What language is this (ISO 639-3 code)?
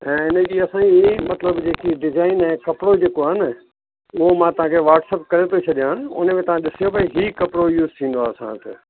snd